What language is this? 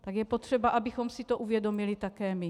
Czech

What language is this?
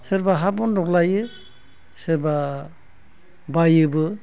Bodo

